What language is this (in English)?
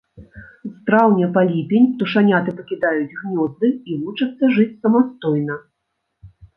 Belarusian